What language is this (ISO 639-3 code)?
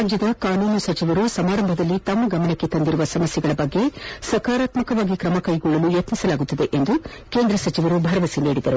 kan